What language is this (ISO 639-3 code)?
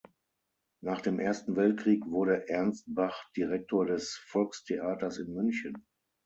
deu